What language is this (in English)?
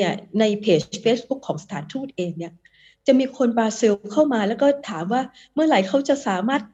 Thai